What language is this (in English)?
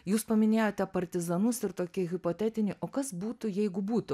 Lithuanian